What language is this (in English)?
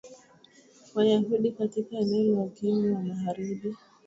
Swahili